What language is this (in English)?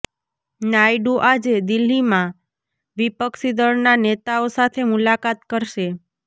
Gujarati